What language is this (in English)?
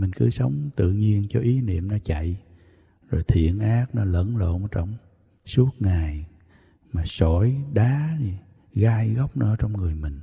Vietnamese